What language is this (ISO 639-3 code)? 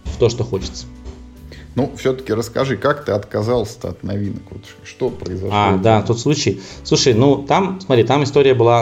rus